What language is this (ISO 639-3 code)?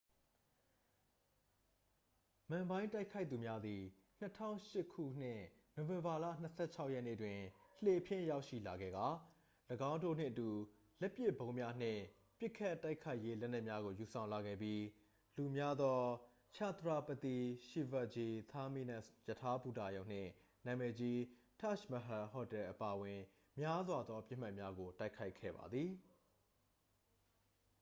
mya